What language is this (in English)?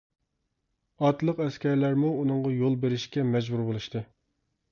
Uyghur